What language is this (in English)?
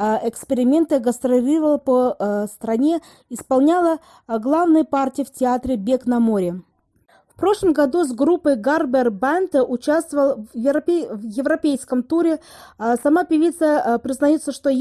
Russian